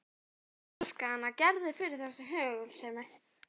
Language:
Icelandic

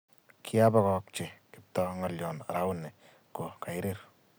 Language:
Kalenjin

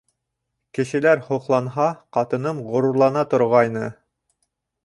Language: Bashkir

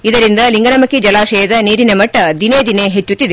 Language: Kannada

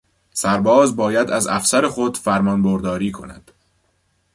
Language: Persian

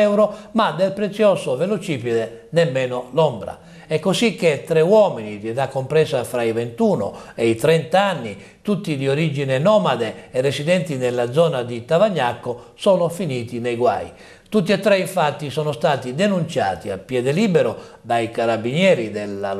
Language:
Italian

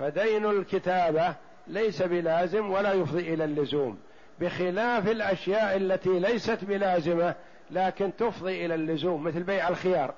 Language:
Arabic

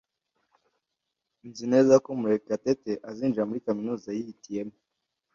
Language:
Kinyarwanda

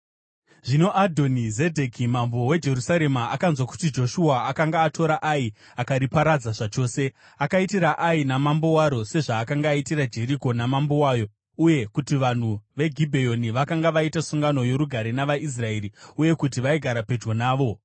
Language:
Shona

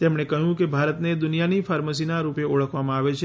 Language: Gujarati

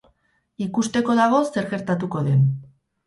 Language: Basque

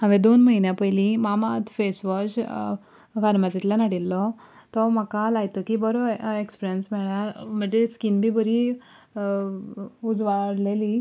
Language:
Konkani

